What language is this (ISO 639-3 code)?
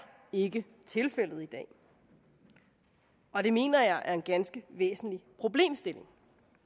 dan